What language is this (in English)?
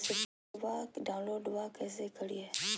Magahi